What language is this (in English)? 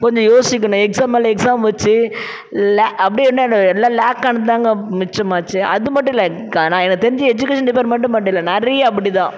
Tamil